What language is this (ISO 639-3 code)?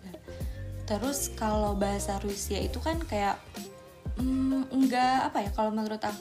ind